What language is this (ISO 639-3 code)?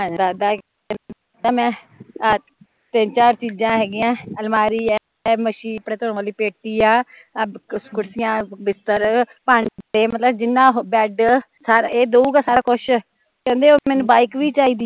pan